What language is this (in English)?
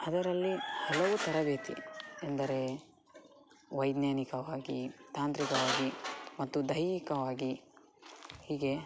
Kannada